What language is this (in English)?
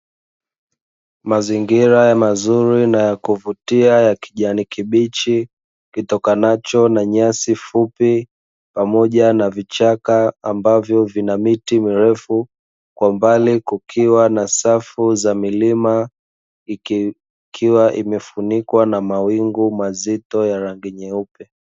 Swahili